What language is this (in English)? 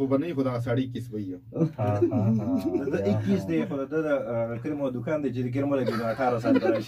Arabic